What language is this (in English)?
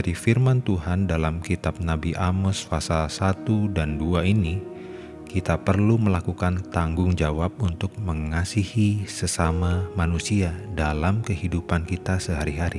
Indonesian